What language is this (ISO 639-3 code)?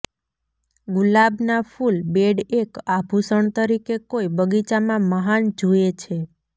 guj